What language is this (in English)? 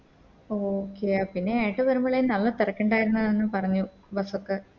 Malayalam